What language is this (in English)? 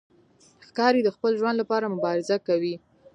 Pashto